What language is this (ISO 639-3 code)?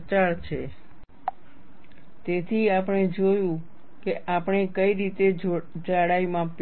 guj